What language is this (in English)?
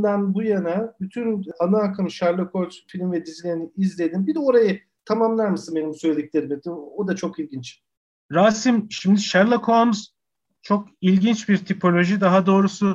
Turkish